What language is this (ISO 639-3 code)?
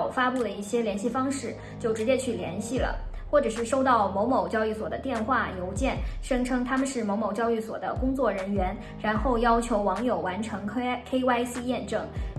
zho